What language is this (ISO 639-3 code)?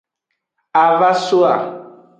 ajg